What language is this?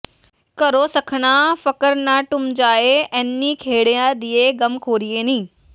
Punjabi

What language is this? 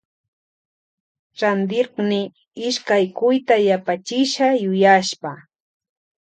Loja Highland Quichua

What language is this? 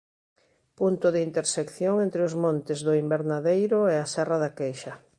Galician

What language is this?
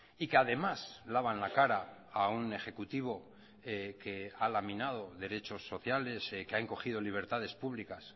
Spanish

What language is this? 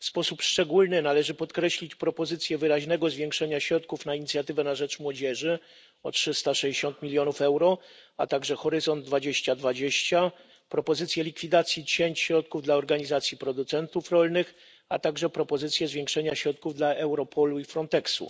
Polish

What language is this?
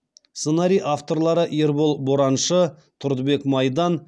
Kazakh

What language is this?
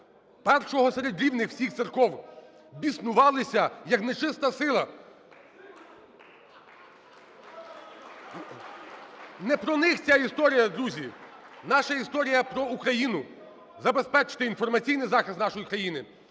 Ukrainian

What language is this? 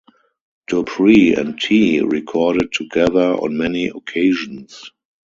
English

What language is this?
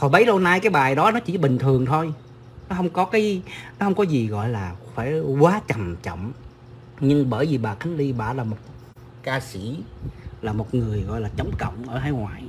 Vietnamese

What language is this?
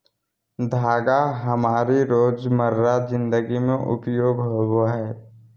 Magahi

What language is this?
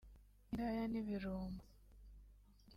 Kinyarwanda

